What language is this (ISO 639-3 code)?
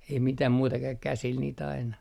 fin